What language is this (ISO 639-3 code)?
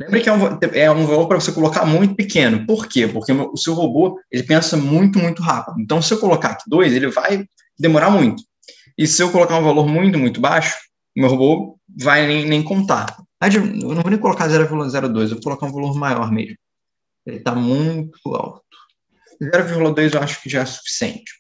por